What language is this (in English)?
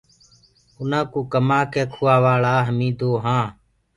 Gurgula